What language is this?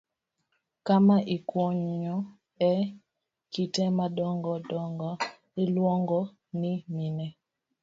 Luo (Kenya and Tanzania)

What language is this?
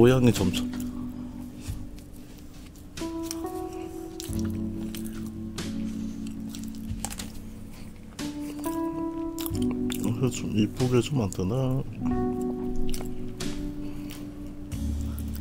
Korean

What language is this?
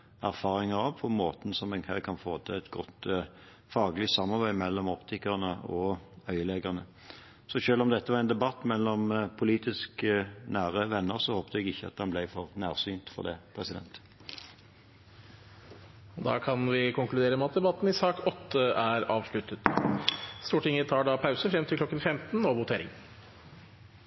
Norwegian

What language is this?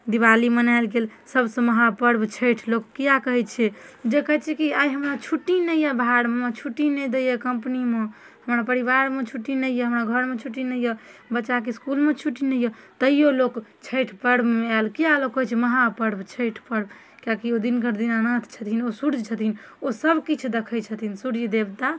Maithili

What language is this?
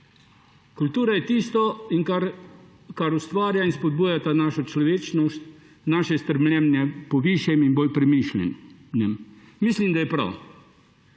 Slovenian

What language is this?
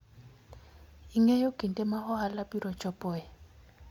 Luo (Kenya and Tanzania)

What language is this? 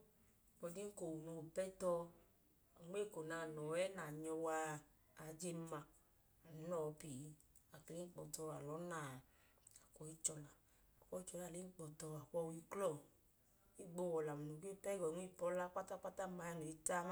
Idoma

